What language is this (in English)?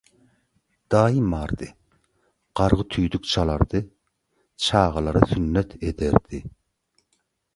Turkmen